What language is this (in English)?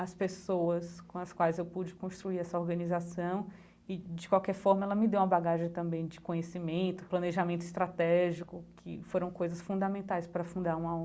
Portuguese